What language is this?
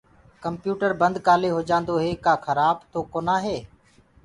Gurgula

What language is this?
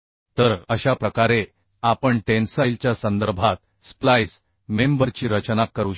Marathi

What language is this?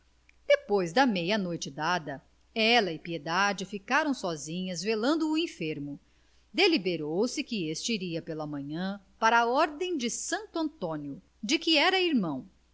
Portuguese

